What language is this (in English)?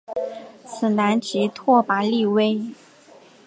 Chinese